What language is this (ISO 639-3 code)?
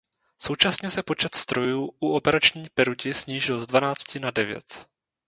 ces